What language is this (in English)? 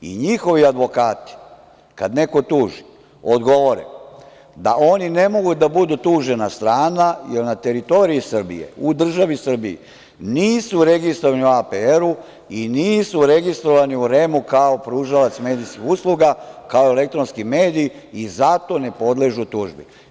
Serbian